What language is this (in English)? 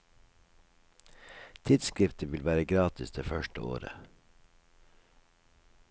Norwegian